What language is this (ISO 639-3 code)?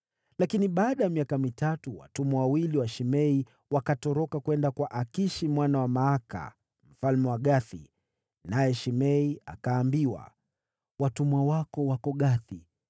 swa